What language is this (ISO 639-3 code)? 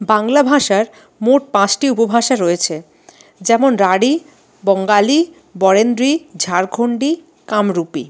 ben